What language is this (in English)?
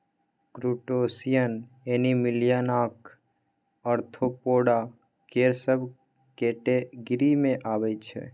Maithili